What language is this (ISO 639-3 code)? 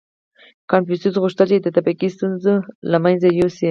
pus